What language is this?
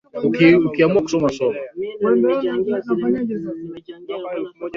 Swahili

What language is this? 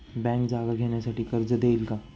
Marathi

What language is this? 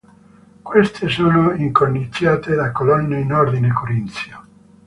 Italian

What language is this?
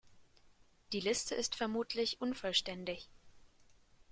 German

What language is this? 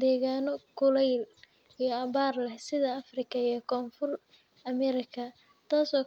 Somali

